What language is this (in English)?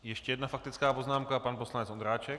Czech